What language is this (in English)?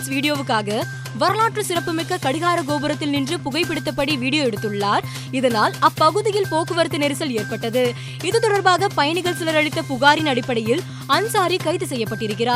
Tamil